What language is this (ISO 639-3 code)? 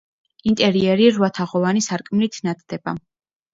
kat